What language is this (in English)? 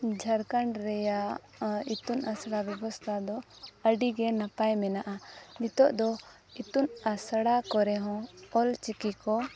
Santali